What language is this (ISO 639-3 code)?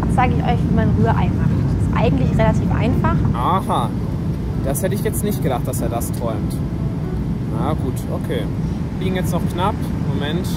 deu